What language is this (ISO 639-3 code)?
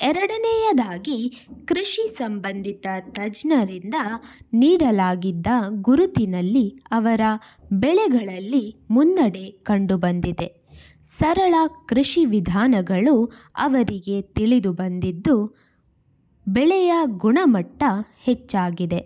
kan